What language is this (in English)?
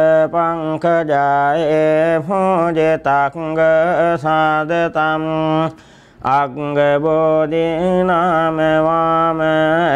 Thai